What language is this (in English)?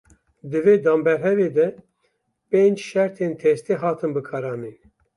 Kurdish